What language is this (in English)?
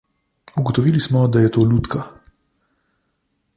Slovenian